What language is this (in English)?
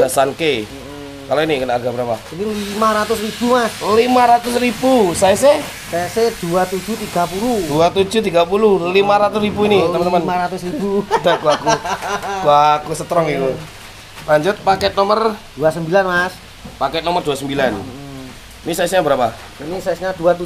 Indonesian